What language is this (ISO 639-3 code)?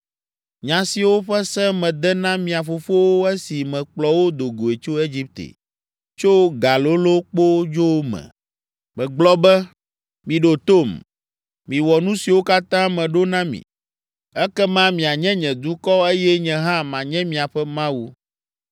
ewe